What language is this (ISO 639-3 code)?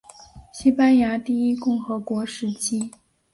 zho